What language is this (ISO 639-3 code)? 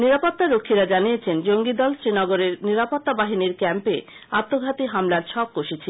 ben